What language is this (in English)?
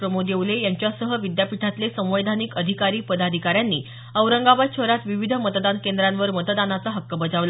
Marathi